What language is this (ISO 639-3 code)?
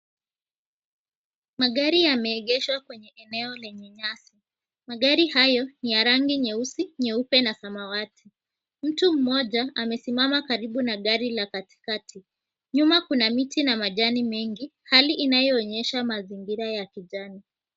swa